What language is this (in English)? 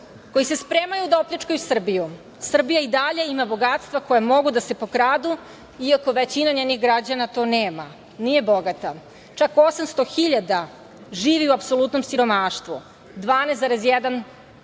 Serbian